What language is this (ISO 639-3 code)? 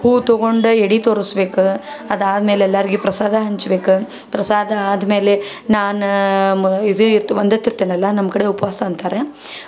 kan